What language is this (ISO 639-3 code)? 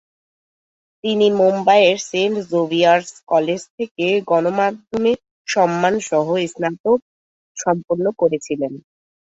ben